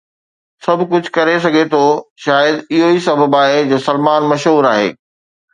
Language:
Sindhi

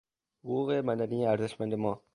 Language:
Persian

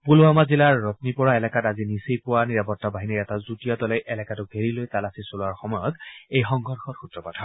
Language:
Assamese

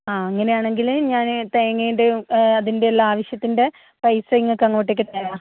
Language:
Malayalam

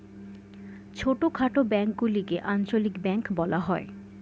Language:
Bangla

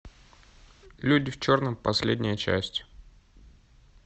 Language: Russian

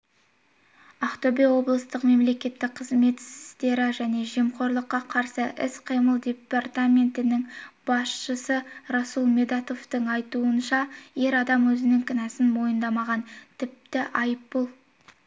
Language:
Kazakh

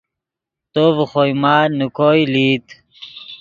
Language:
Yidgha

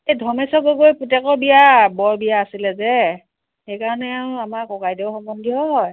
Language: Assamese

